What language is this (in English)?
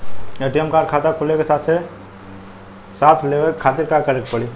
Bhojpuri